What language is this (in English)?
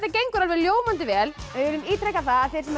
Icelandic